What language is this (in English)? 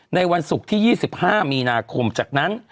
Thai